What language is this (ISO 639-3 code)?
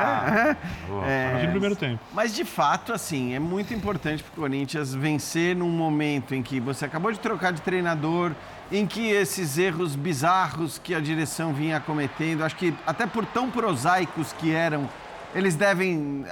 por